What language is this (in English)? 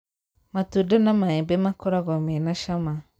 Kikuyu